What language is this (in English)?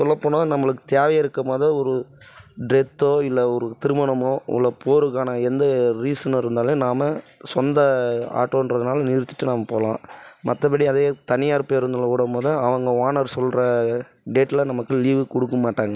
Tamil